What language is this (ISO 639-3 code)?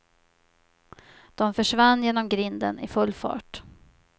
swe